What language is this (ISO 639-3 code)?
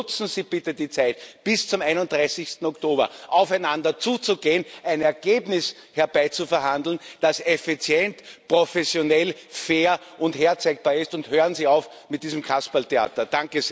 deu